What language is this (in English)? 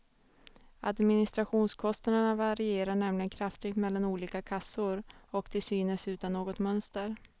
Swedish